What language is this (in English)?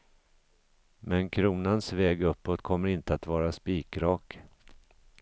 Swedish